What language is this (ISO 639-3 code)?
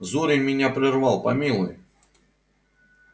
rus